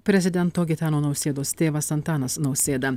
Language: Lithuanian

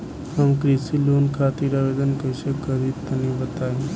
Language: Bhojpuri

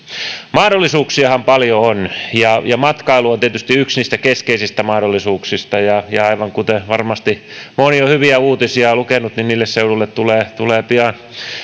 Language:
Finnish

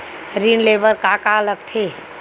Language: Chhattisgarhi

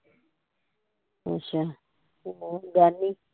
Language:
Punjabi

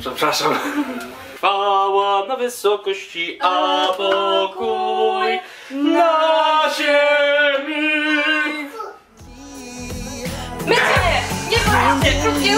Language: Polish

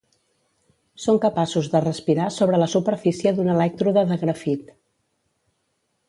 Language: Catalan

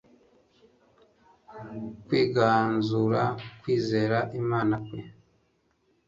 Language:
Kinyarwanda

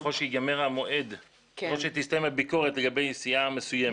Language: Hebrew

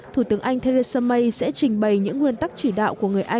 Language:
Vietnamese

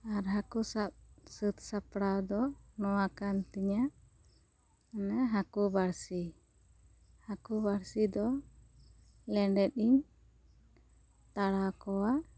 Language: Santali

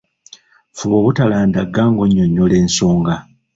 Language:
Ganda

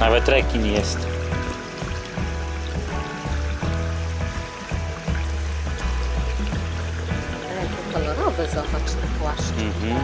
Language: Polish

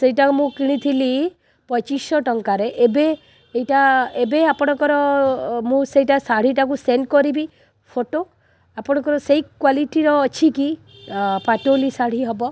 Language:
Odia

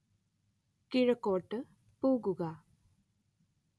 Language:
Malayalam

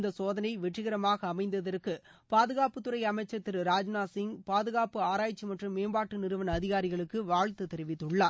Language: Tamil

